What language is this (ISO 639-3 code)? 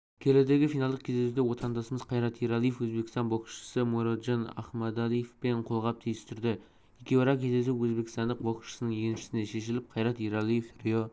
kaz